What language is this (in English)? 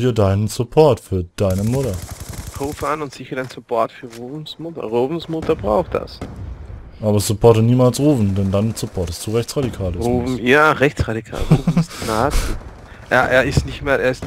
German